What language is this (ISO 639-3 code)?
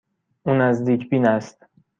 fas